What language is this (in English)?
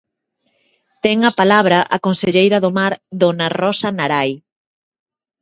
Galician